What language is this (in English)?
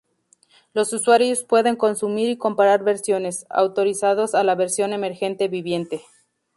Spanish